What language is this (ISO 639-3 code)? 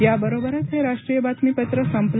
mar